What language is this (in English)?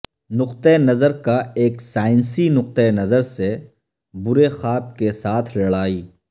Urdu